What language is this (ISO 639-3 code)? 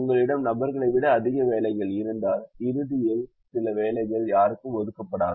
tam